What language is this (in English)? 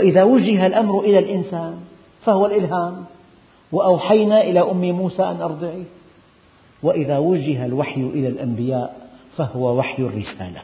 Arabic